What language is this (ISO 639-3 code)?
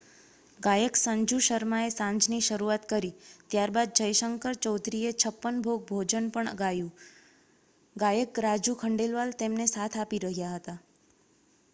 guj